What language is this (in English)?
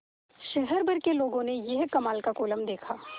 Hindi